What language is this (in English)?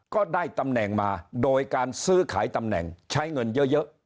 Thai